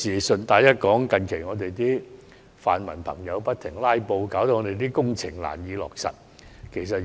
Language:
Cantonese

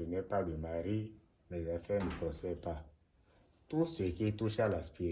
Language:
French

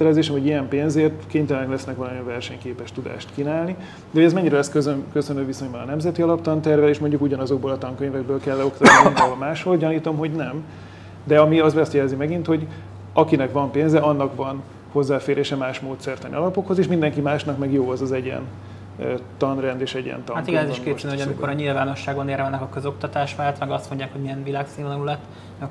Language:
Hungarian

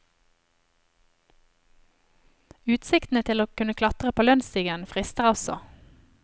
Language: Norwegian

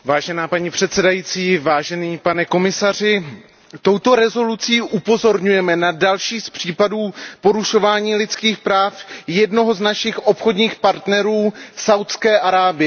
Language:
Czech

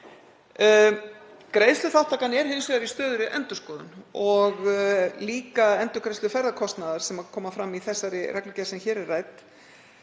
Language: Icelandic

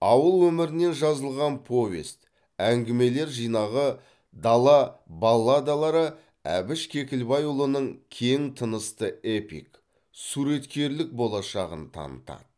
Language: Kazakh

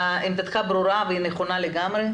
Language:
Hebrew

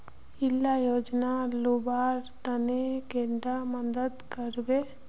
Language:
Magahi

